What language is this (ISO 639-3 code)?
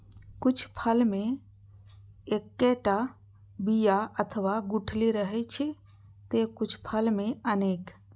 mai